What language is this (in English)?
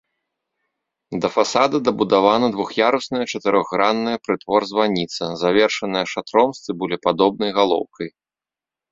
Belarusian